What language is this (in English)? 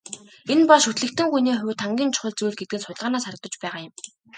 Mongolian